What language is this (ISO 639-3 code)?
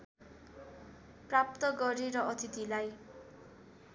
nep